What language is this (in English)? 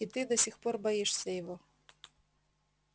Russian